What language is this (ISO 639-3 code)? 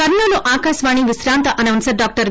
tel